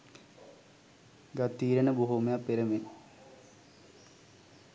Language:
Sinhala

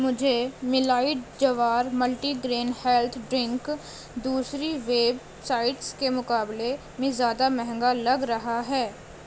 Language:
Urdu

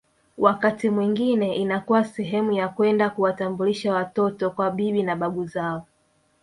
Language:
Swahili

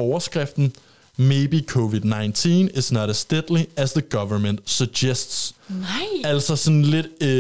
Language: Danish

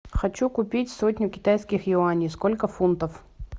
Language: Russian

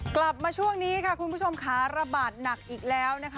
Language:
Thai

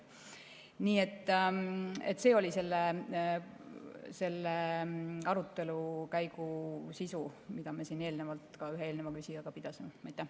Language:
Estonian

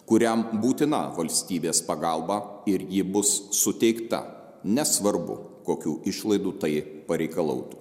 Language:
Lithuanian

